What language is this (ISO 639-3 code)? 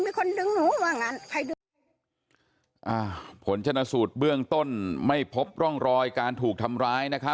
tha